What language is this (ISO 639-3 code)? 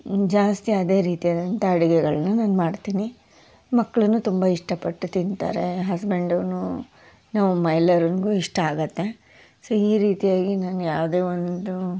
kan